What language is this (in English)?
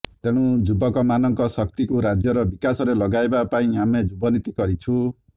Odia